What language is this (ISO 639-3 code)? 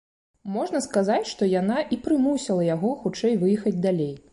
bel